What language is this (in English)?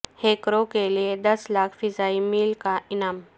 Urdu